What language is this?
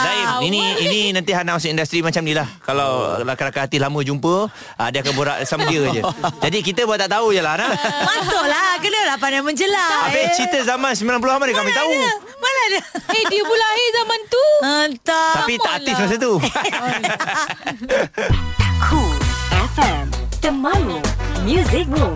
Malay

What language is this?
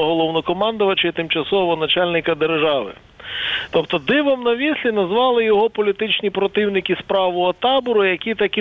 Ukrainian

